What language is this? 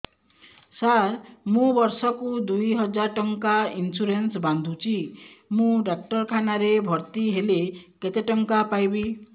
Odia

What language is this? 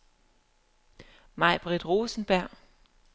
Danish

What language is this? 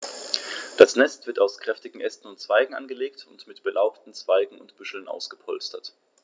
German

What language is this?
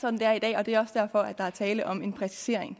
Danish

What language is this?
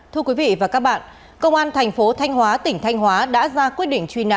Vietnamese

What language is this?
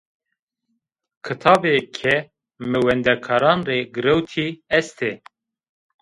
Zaza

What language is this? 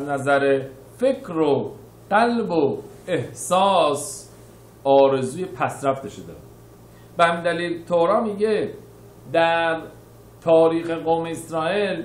Persian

